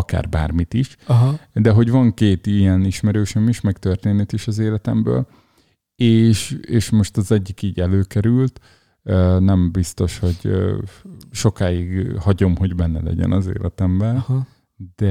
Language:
Hungarian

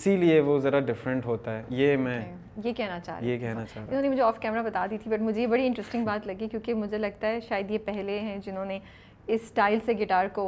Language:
Urdu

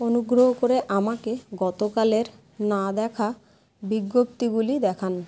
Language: Bangla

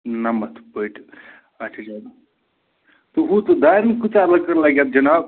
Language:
Kashmiri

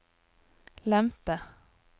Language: Norwegian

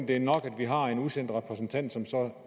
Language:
Danish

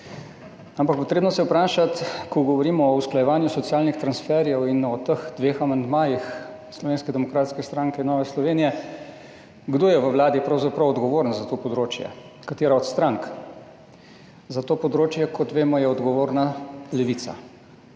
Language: Slovenian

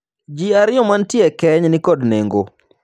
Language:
Luo (Kenya and Tanzania)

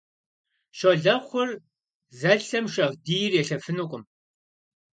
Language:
Kabardian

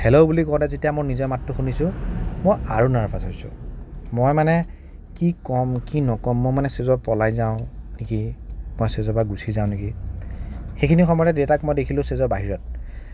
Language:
Assamese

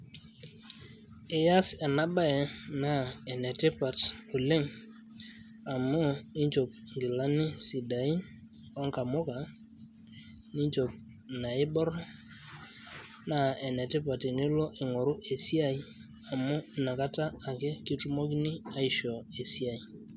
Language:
Masai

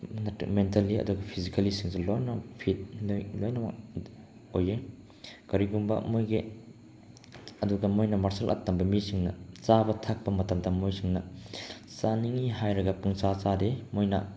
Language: Manipuri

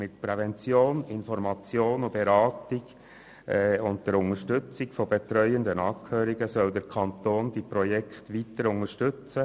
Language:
Swiss German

